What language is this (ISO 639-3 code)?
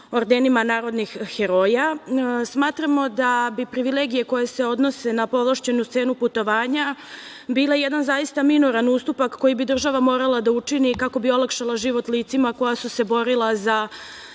srp